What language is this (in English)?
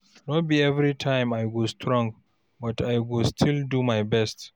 Nigerian Pidgin